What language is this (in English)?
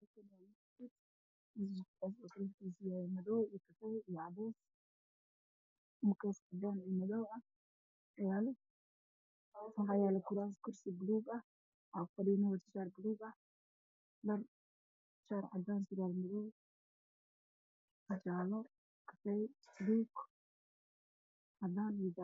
Somali